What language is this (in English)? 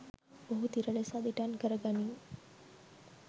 Sinhala